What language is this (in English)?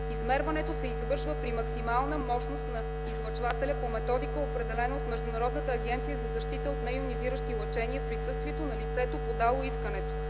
Bulgarian